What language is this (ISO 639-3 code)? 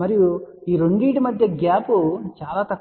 tel